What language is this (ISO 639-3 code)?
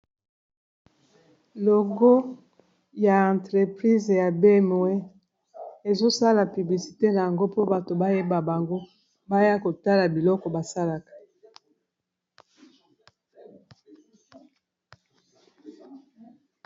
lin